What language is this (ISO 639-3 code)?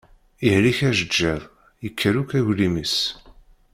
kab